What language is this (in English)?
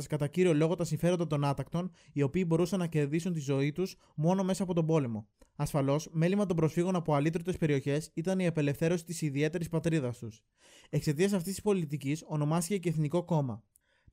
Greek